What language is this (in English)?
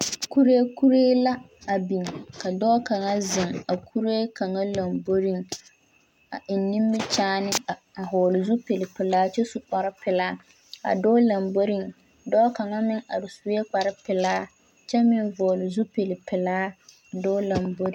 Southern Dagaare